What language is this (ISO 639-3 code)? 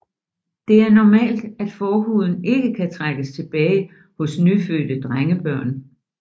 dan